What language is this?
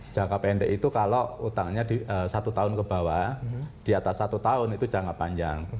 Indonesian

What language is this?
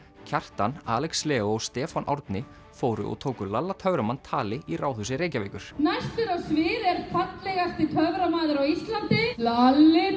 Icelandic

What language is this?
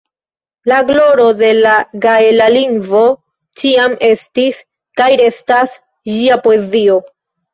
Esperanto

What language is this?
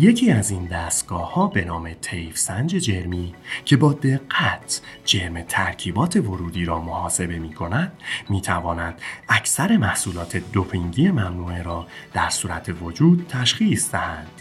Persian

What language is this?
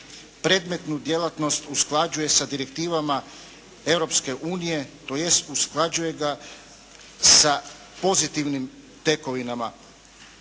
Croatian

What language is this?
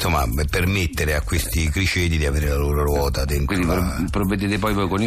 Italian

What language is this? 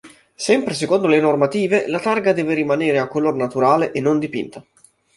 Italian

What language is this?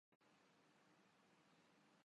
Urdu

